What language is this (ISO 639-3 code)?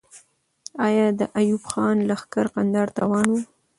pus